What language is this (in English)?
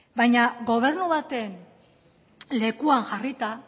Basque